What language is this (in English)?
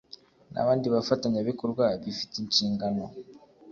Kinyarwanda